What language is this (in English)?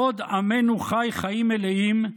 Hebrew